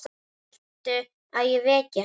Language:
Icelandic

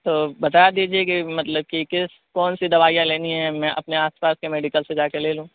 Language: Urdu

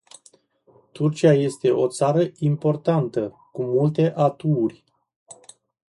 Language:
Romanian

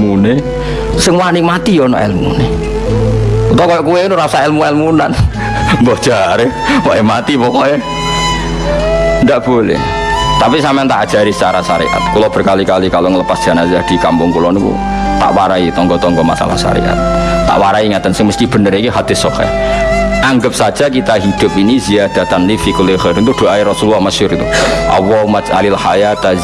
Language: Indonesian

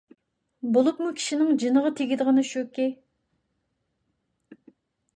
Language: Uyghur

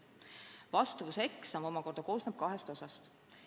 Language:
Estonian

